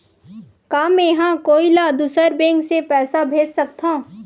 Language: Chhattisgarhi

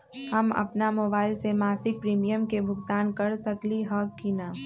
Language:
Magahi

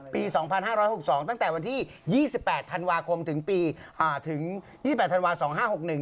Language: Thai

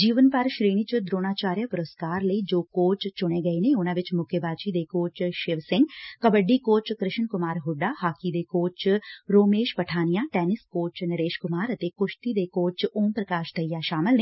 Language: Punjabi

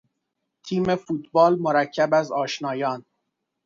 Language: Persian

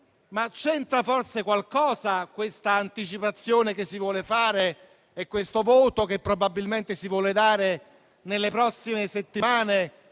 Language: Italian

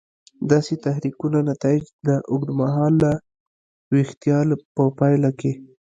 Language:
Pashto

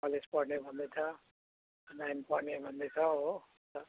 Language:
Nepali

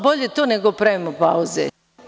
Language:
Serbian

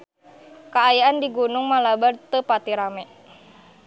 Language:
Sundanese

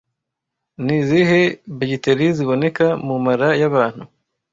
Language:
Kinyarwanda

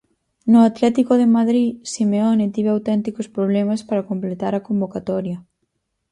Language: Galician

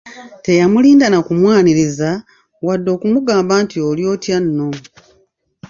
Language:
Ganda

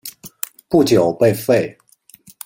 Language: Chinese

